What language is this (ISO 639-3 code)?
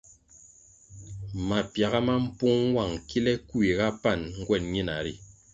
nmg